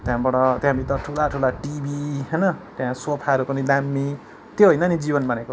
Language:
Nepali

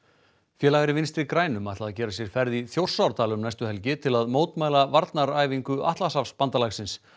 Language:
Icelandic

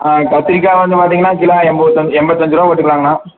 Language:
Tamil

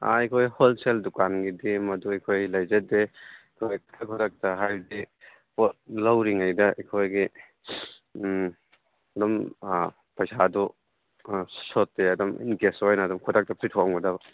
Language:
Manipuri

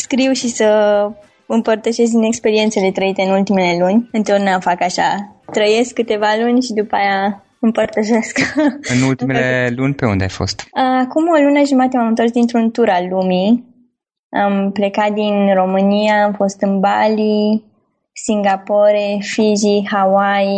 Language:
Romanian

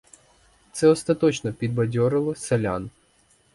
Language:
Ukrainian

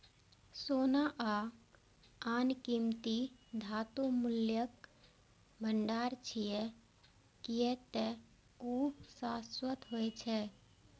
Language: Maithili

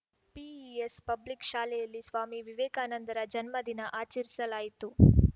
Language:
Kannada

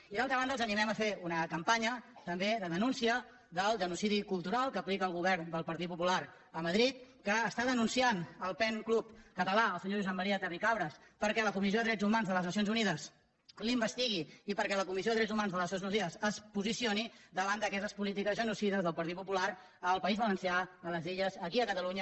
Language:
Catalan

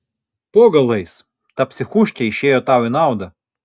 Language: Lithuanian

